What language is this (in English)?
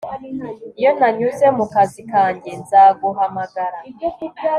Kinyarwanda